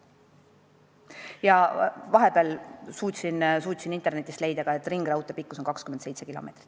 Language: Estonian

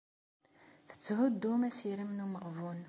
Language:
Kabyle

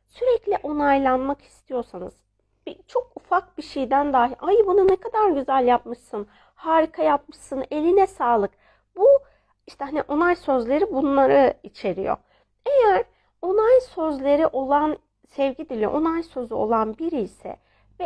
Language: Turkish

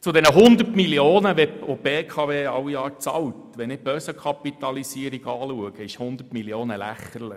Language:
Swiss German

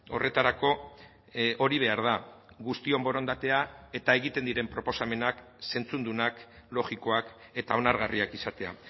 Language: Basque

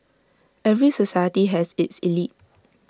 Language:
English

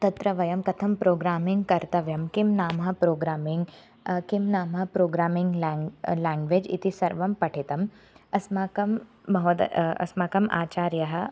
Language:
Sanskrit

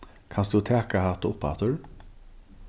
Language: Faroese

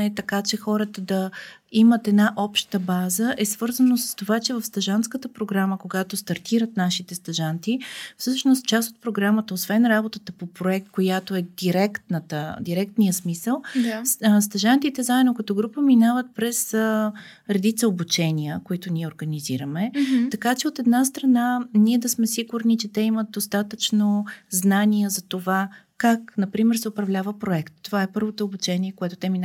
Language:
Bulgarian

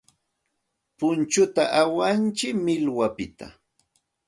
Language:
Santa Ana de Tusi Pasco Quechua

